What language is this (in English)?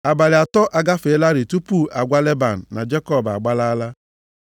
Igbo